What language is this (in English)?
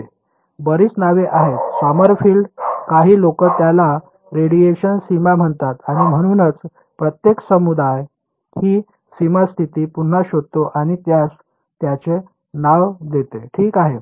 Marathi